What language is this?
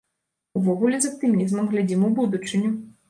Belarusian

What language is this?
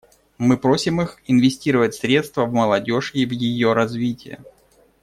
Russian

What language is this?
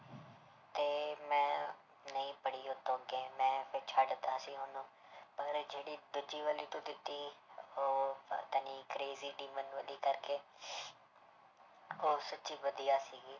Punjabi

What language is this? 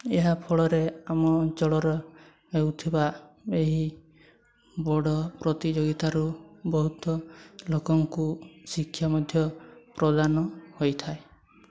Odia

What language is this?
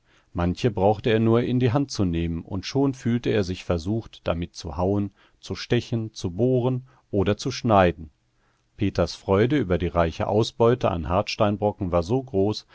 German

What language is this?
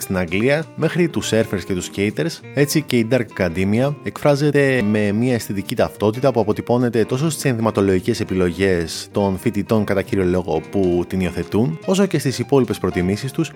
Greek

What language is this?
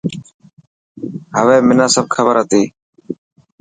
Dhatki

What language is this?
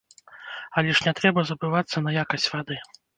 Belarusian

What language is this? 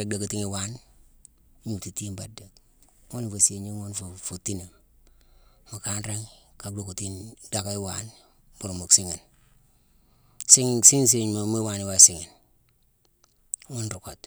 Mansoanka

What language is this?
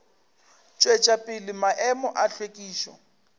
Northern Sotho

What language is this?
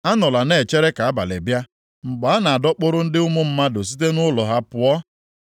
Igbo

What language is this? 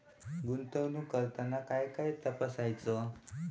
Marathi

